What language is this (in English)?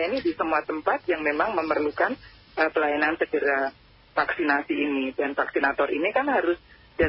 Indonesian